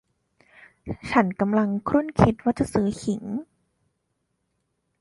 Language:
Thai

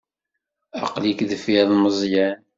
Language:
Kabyle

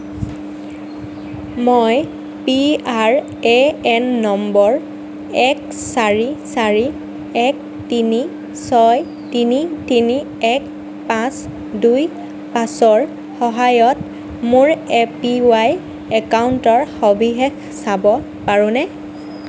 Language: Assamese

